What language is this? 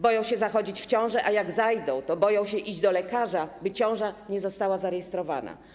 Polish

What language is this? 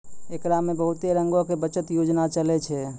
Maithili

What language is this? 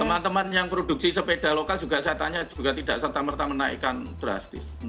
Indonesian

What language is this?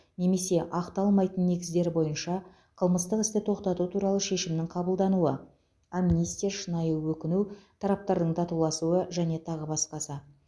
Kazakh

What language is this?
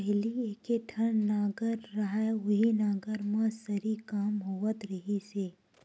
Chhattisgarhi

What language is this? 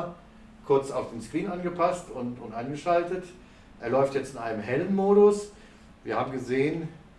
German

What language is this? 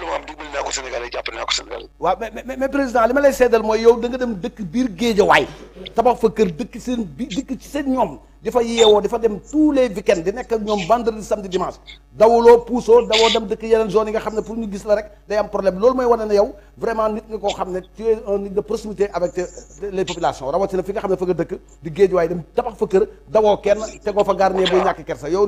Arabic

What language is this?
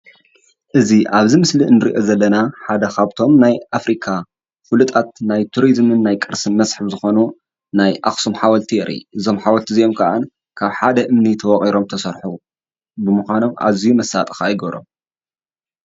Tigrinya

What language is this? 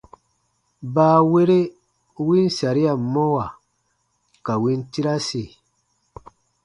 Baatonum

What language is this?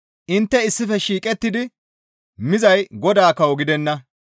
Gamo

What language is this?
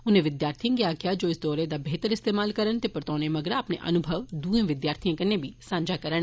Dogri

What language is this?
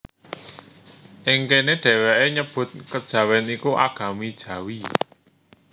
Javanese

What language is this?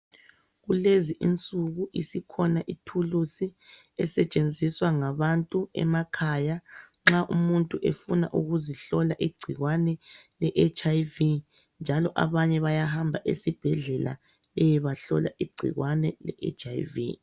North Ndebele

